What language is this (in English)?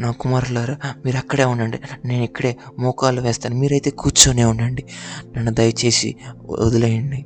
Telugu